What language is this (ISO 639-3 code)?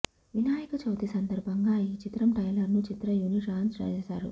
tel